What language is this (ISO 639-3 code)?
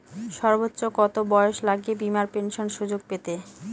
ben